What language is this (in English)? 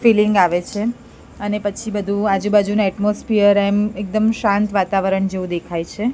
Gujarati